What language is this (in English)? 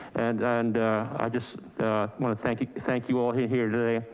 English